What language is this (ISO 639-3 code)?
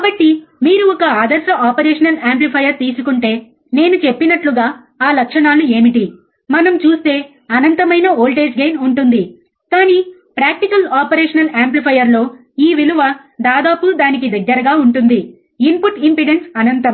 tel